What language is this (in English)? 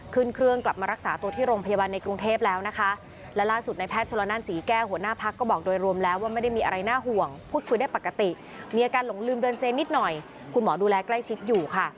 Thai